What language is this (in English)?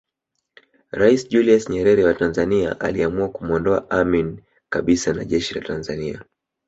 Swahili